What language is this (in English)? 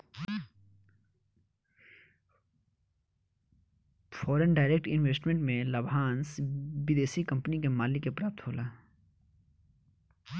Bhojpuri